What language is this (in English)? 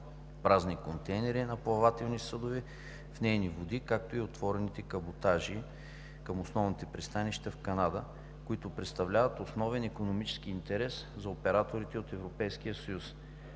Bulgarian